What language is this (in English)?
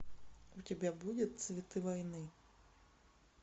Russian